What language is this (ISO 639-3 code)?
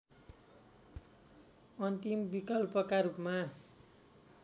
nep